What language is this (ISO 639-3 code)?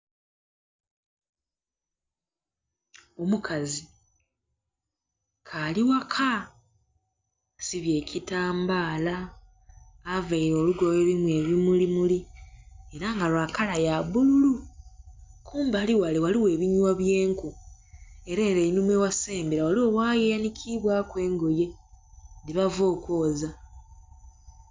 xog